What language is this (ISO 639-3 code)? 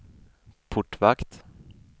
swe